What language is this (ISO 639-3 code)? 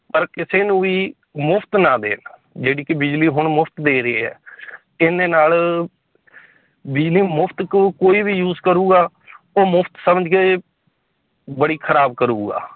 pan